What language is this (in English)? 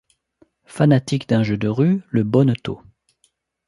French